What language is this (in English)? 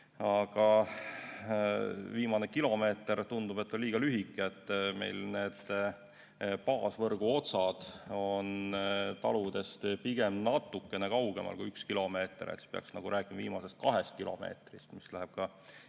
Estonian